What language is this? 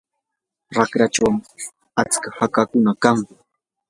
Yanahuanca Pasco Quechua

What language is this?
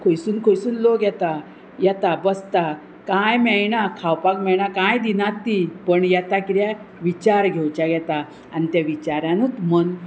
Konkani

